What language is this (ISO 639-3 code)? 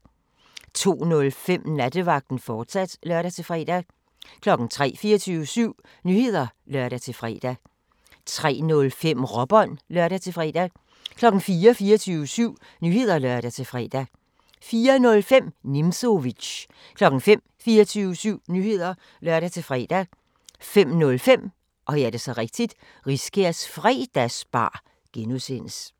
dan